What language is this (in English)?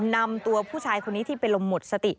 Thai